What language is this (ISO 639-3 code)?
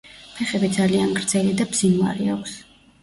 kat